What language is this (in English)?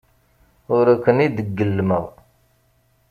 Kabyle